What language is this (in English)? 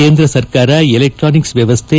Kannada